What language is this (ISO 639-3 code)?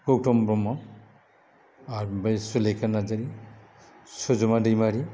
brx